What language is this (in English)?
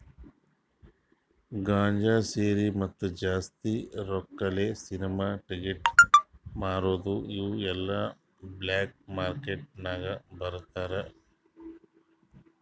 Kannada